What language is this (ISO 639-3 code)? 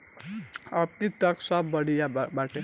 bho